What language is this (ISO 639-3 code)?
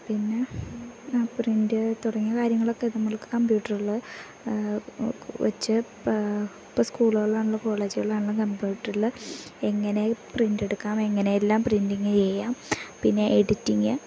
mal